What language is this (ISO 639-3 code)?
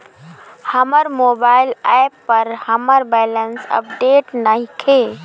bho